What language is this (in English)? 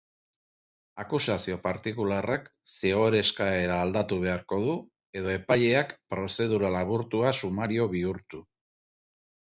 Basque